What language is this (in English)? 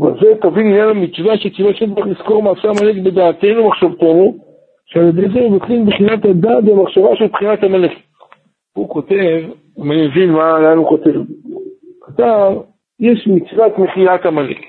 Hebrew